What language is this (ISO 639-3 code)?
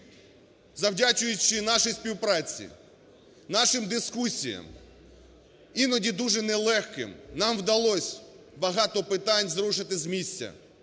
ukr